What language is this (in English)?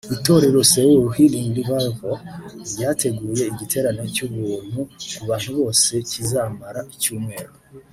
Kinyarwanda